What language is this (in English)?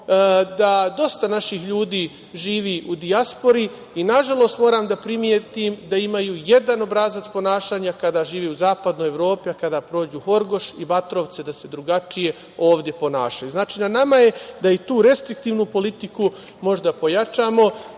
Serbian